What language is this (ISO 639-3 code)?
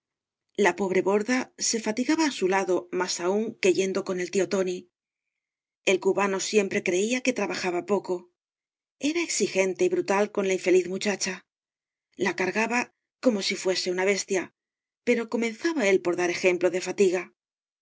spa